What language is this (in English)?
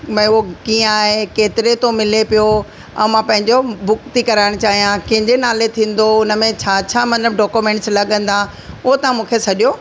Sindhi